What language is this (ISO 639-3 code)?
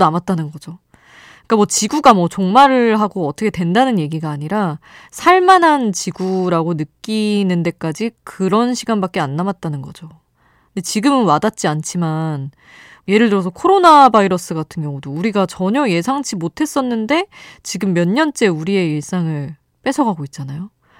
kor